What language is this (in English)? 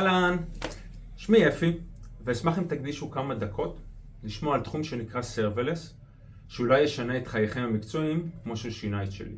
Hebrew